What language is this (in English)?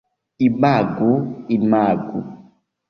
Esperanto